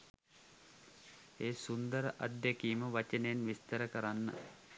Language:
Sinhala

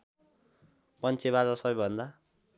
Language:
Nepali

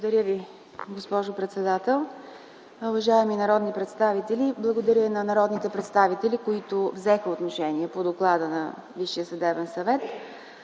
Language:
Bulgarian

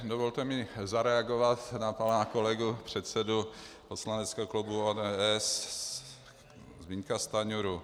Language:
Czech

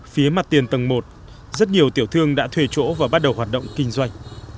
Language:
Vietnamese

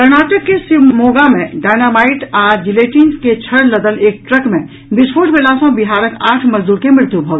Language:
Maithili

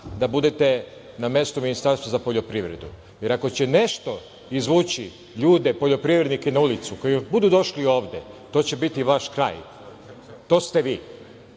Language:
Serbian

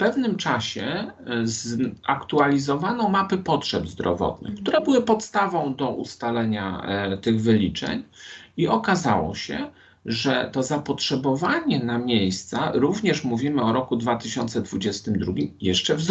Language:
Polish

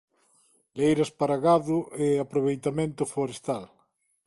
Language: Galician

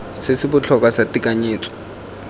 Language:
Tswana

